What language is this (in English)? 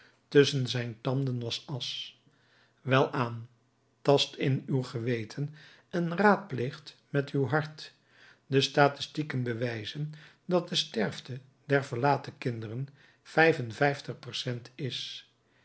Dutch